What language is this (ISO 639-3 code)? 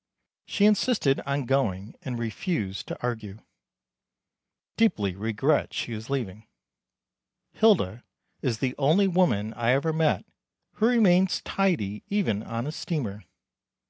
eng